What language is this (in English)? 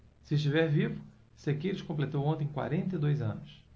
Portuguese